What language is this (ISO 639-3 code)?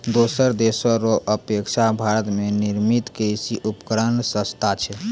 mai